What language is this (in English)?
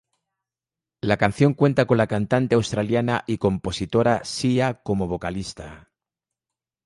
Spanish